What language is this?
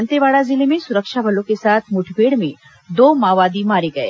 Hindi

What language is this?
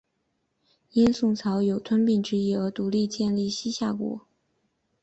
Chinese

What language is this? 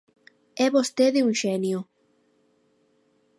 Galician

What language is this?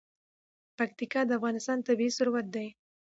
Pashto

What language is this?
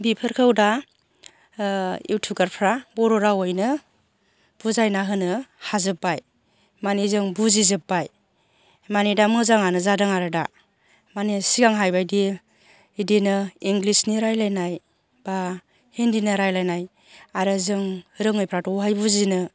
Bodo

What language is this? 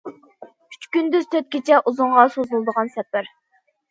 Uyghur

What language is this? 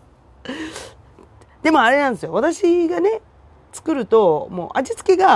Japanese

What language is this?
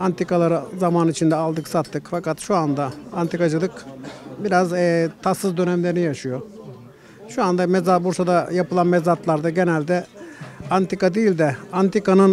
Turkish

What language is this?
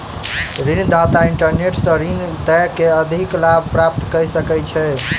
Maithili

